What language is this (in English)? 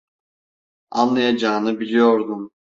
Turkish